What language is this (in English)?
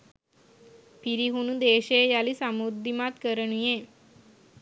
Sinhala